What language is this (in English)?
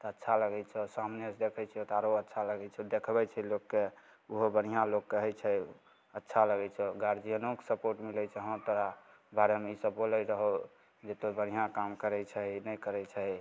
Maithili